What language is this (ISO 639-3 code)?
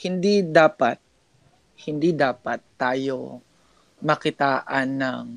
fil